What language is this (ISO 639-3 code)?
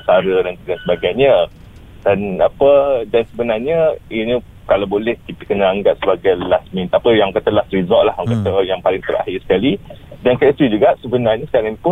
msa